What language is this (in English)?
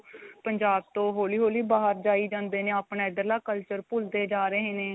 Punjabi